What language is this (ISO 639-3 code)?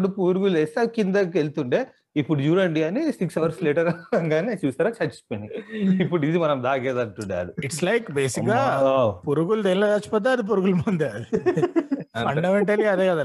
tel